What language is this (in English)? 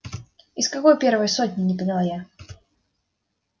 Russian